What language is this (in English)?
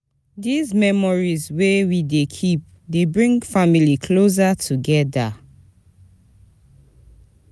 Nigerian Pidgin